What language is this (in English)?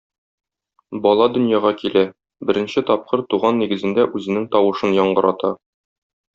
Tatar